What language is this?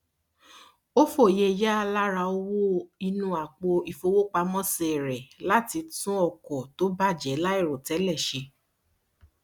Yoruba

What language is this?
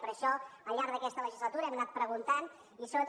Catalan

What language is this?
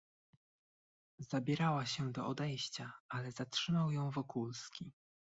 Polish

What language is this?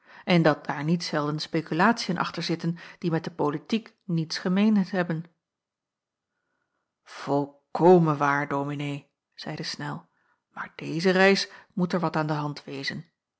Dutch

